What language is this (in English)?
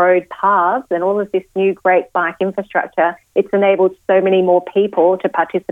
Finnish